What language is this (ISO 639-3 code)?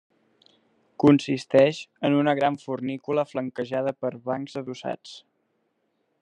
cat